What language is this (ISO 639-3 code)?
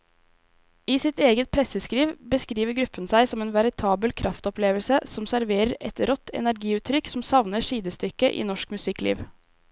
nor